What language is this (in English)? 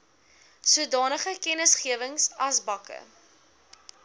Afrikaans